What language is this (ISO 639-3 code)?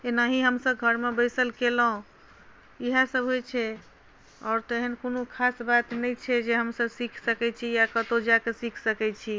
mai